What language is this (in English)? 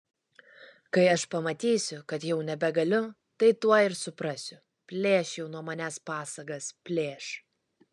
Lithuanian